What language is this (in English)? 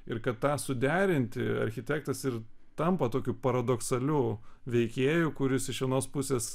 Lithuanian